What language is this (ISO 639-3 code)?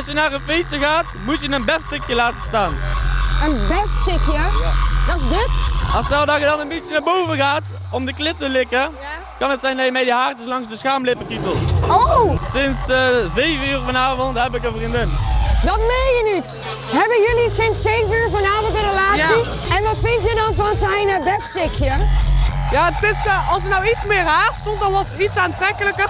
nld